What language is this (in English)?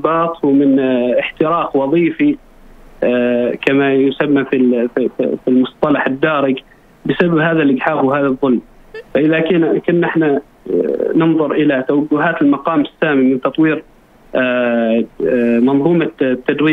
Arabic